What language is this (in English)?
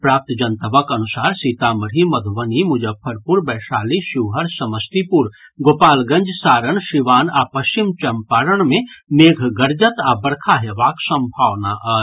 Maithili